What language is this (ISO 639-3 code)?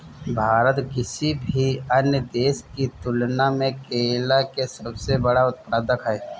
bho